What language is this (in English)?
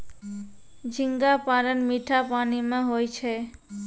Maithili